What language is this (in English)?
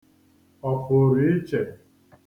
Igbo